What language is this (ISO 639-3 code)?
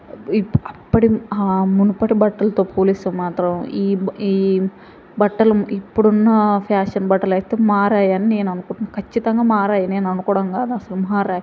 tel